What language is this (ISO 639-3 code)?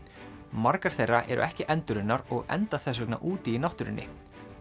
isl